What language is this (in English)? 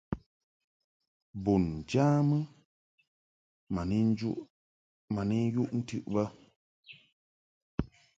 Mungaka